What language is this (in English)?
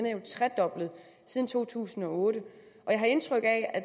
Danish